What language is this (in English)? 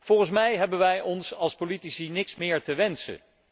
Dutch